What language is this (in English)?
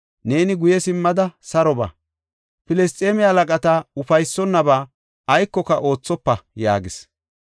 Gofa